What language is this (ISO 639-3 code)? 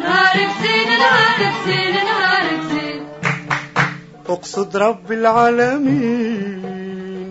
ara